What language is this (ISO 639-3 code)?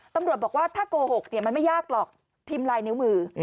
tha